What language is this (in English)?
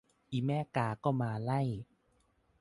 Thai